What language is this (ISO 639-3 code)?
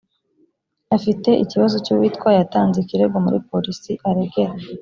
kin